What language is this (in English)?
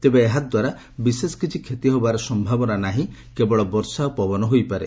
Odia